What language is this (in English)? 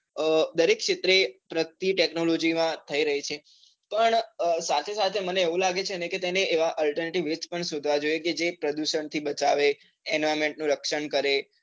Gujarati